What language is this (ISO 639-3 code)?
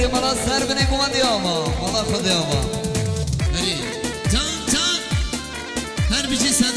ara